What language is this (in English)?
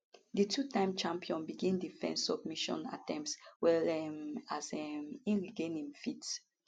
Nigerian Pidgin